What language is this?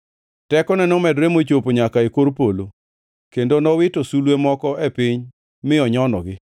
Luo (Kenya and Tanzania)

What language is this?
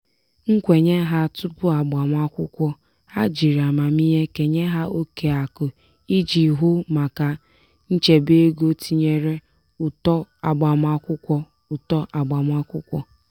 Igbo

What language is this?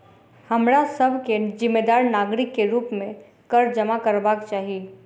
Maithili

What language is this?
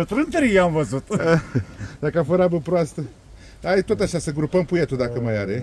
Romanian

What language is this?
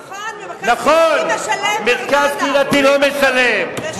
Hebrew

